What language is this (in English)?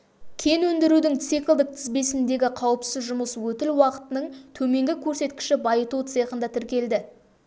Kazakh